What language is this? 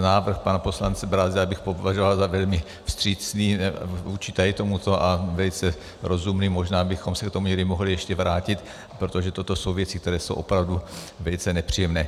Czech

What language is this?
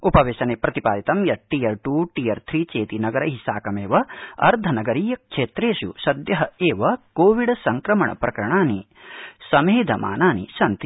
Sanskrit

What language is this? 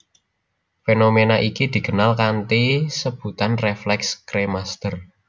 Javanese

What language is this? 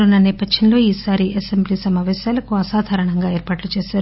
Telugu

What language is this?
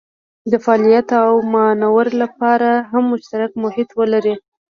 Pashto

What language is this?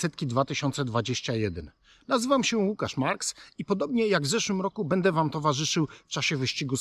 Polish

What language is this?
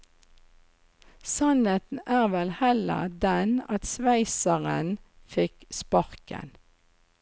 Norwegian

